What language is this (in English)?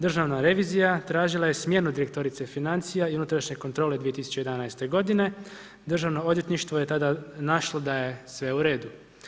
Croatian